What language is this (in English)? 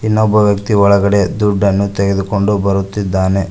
Kannada